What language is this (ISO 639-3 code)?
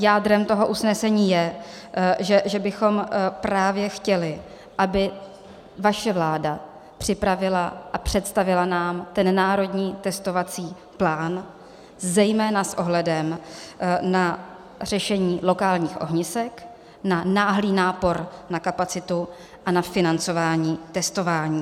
ces